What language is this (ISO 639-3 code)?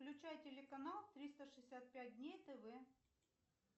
rus